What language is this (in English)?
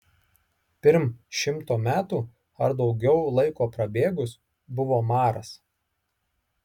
Lithuanian